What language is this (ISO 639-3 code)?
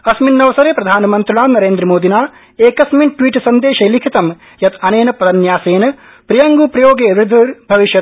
san